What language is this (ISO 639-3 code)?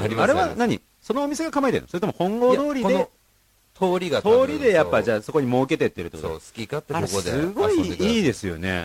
jpn